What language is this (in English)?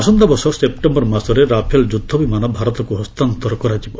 Odia